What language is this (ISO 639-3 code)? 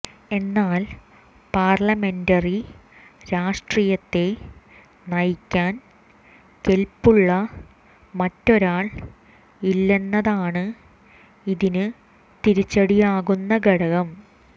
mal